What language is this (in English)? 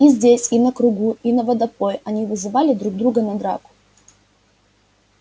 Russian